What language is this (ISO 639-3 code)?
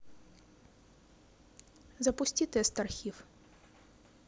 rus